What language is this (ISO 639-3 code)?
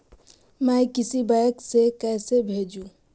mag